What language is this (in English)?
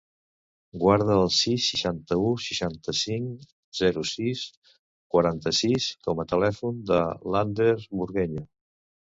Catalan